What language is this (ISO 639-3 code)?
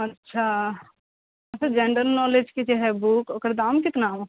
mai